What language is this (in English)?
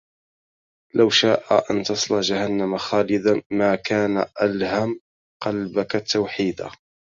Arabic